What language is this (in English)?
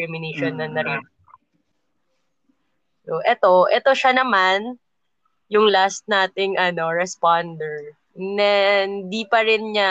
Filipino